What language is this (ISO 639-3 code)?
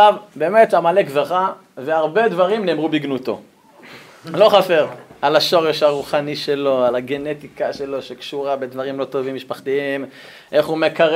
heb